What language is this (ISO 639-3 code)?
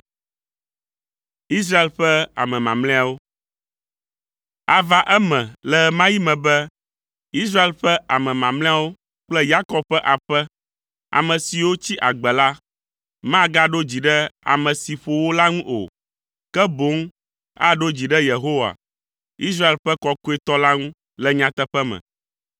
ewe